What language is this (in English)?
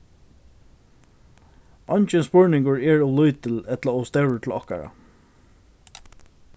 Faroese